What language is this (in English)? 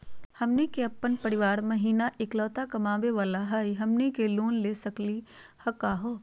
Magahi